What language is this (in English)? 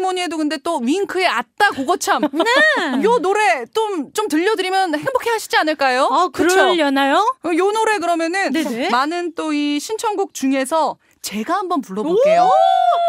Korean